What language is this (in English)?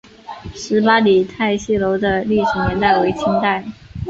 Chinese